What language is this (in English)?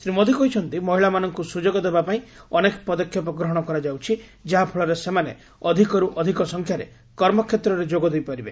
Odia